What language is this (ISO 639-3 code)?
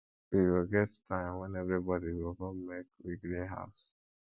pcm